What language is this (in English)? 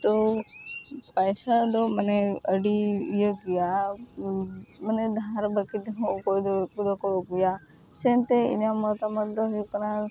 Santali